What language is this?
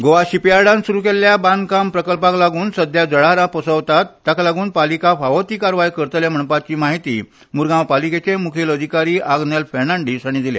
Konkani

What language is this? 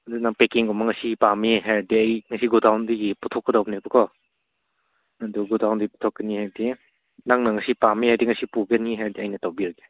Manipuri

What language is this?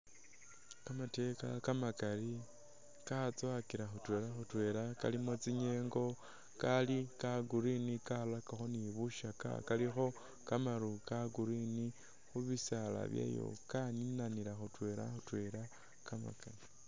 Masaaba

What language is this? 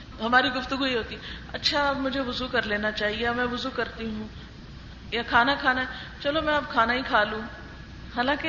Urdu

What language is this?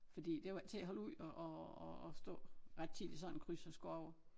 Danish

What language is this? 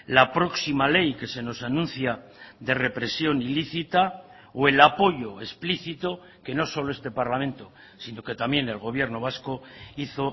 Spanish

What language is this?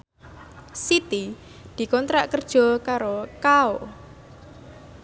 Javanese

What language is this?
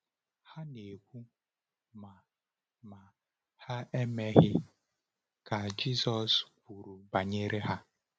Igbo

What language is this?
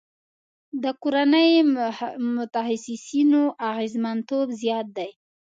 Pashto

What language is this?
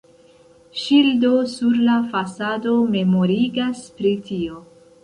Esperanto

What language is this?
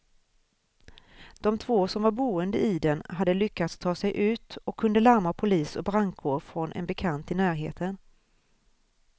Swedish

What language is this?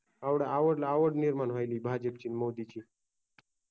Marathi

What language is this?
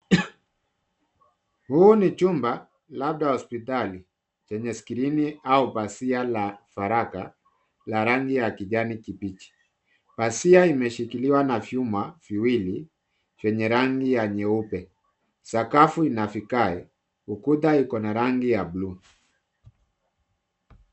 Swahili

